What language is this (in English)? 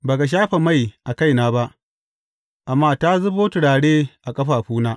Hausa